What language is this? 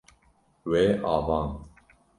Kurdish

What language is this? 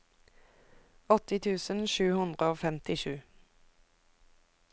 Norwegian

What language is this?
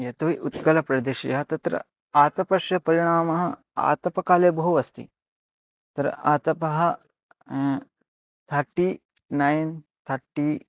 Sanskrit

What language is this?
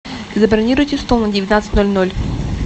Russian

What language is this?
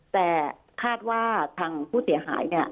Thai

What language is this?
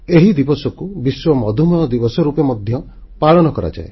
Odia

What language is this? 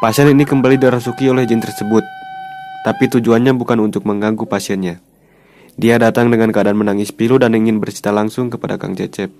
Indonesian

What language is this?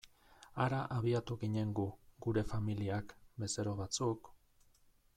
Basque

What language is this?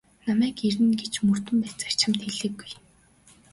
Mongolian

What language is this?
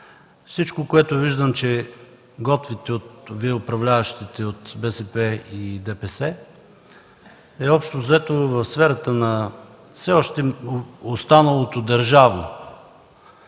Bulgarian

